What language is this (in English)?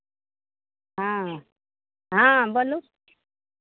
Maithili